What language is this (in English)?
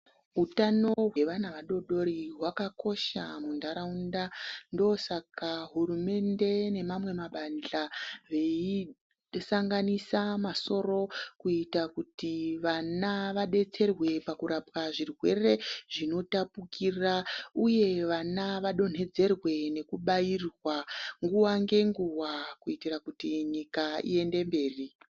Ndau